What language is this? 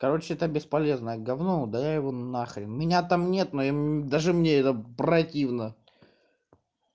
Russian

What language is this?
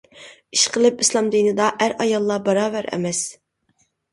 Uyghur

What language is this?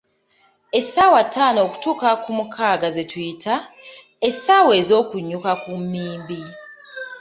Ganda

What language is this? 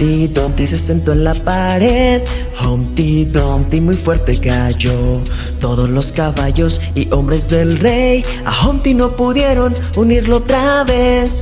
Spanish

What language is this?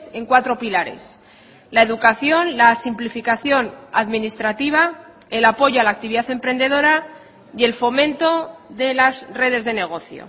Spanish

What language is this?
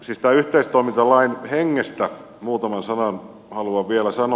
Finnish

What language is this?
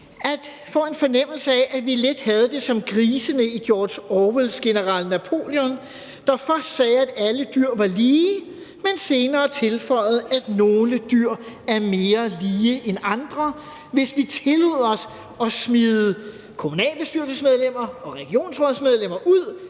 Danish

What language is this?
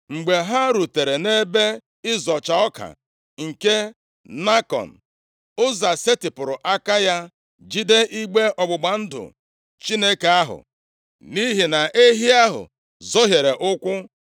Igbo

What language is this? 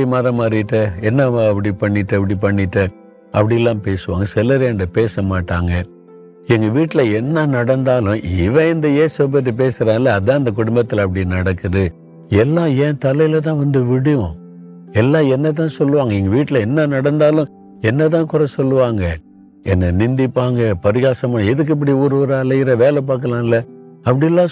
Tamil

